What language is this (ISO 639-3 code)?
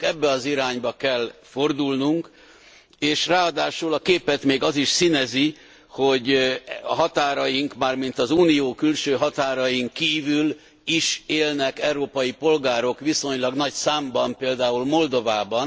hun